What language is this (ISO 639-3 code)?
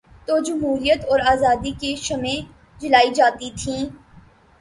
urd